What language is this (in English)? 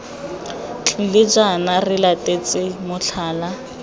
Tswana